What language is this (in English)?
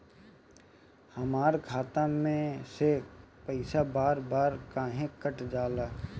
Bhojpuri